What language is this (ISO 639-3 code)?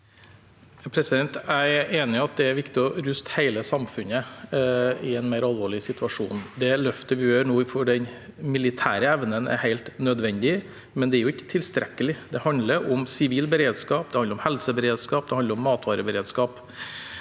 nor